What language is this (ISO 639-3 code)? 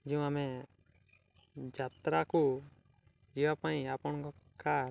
ori